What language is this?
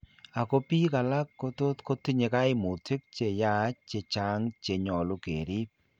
Kalenjin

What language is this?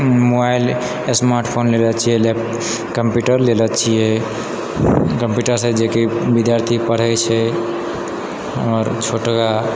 Maithili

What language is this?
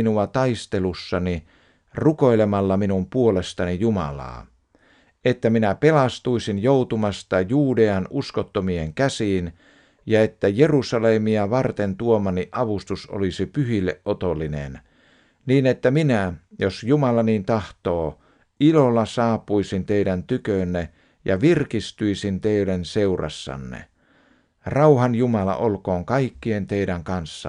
Finnish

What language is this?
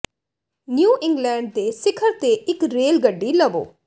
Punjabi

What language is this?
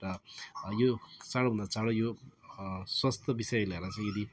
Nepali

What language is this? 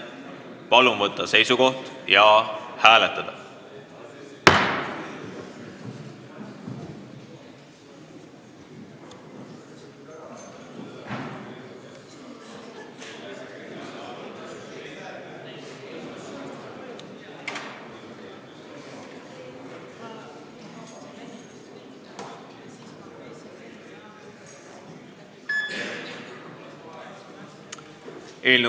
Estonian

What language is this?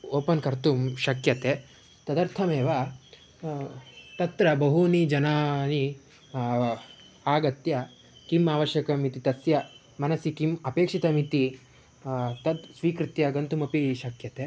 Sanskrit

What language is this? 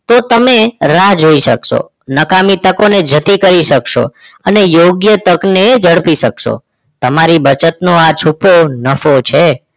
Gujarati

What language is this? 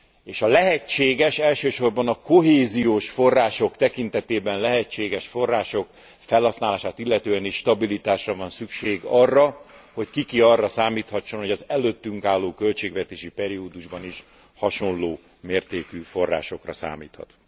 Hungarian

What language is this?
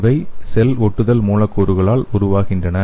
Tamil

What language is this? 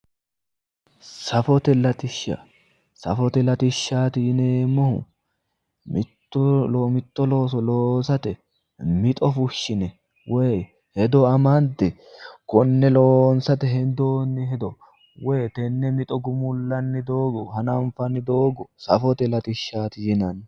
Sidamo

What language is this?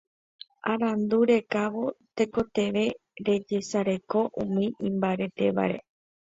Guarani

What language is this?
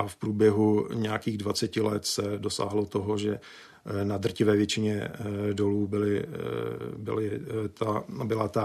Czech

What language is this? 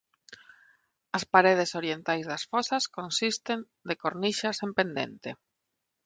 Galician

